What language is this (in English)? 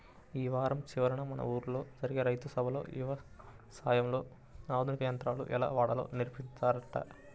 Telugu